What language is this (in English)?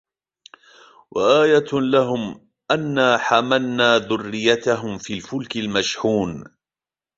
Arabic